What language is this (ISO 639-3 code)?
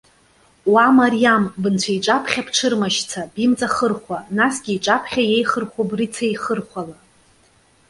abk